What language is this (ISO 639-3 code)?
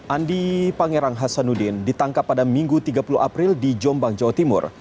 ind